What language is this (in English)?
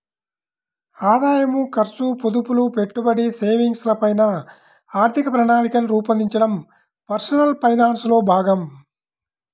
Telugu